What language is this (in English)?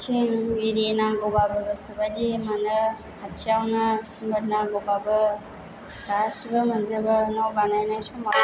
Bodo